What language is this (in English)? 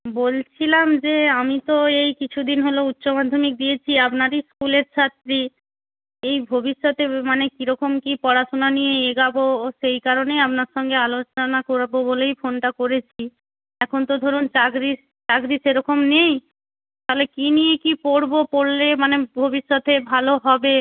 Bangla